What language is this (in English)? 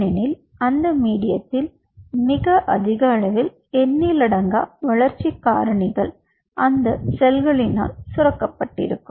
Tamil